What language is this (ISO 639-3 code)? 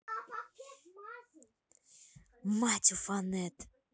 rus